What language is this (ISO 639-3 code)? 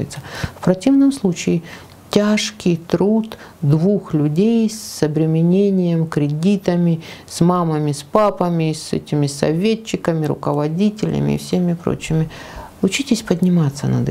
rus